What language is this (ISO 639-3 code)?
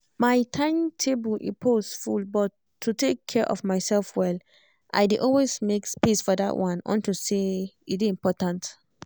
pcm